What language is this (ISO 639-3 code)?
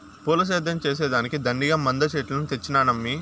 tel